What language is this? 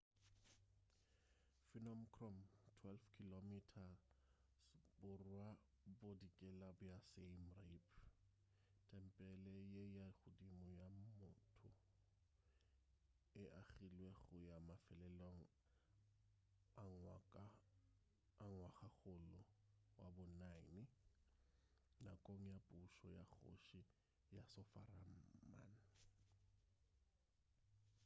Northern Sotho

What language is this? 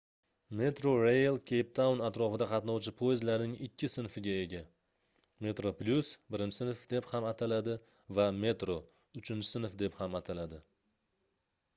Uzbek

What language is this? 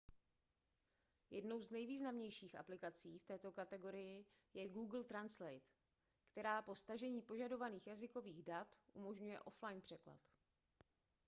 Czech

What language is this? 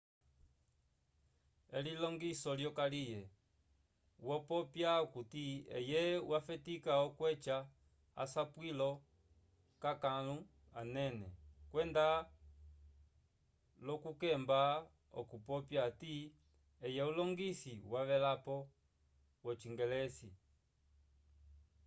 Umbundu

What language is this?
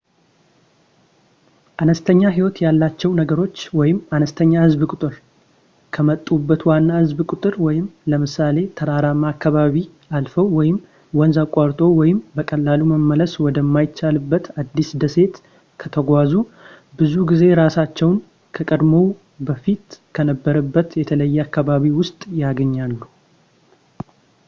Amharic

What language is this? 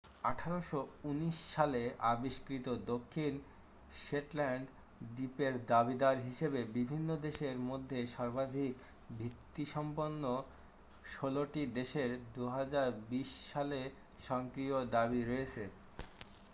Bangla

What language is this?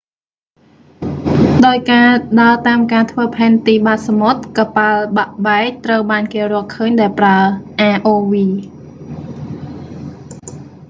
Khmer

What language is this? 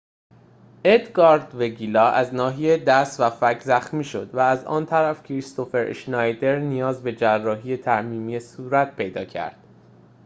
Persian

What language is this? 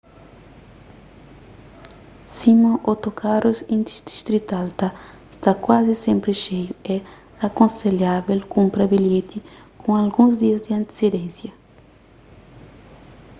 Kabuverdianu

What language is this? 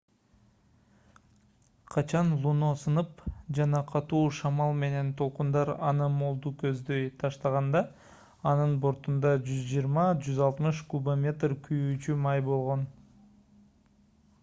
Kyrgyz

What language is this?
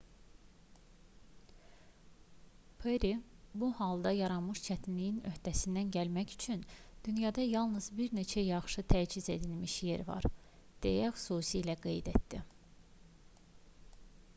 Azerbaijani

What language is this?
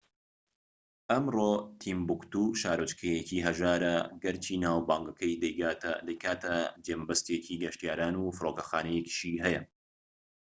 Central Kurdish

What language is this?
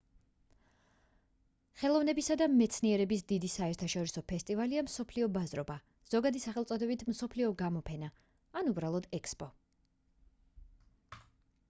Georgian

